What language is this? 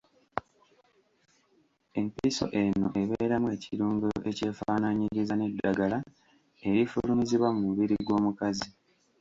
Ganda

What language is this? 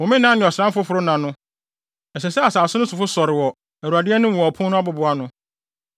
Akan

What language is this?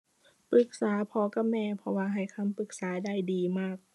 Thai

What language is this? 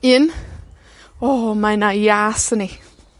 Welsh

